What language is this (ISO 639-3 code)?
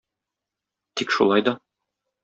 tat